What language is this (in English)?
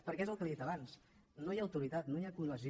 Catalan